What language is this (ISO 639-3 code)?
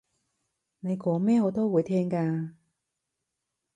yue